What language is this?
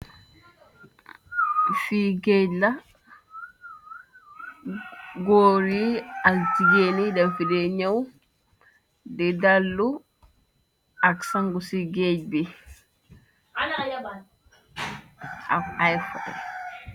Wolof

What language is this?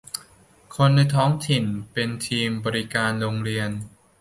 Thai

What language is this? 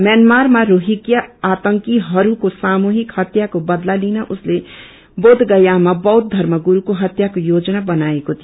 Nepali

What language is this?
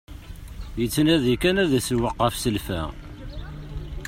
Kabyle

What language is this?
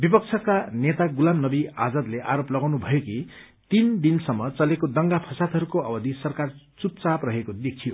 Nepali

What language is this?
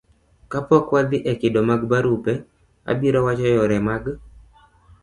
Luo (Kenya and Tanzania)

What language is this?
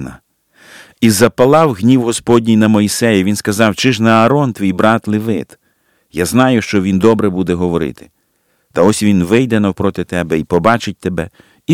Ukrainian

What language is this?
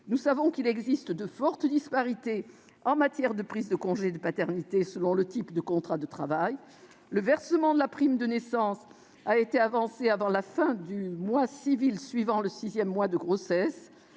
French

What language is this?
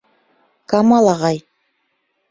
Bashkir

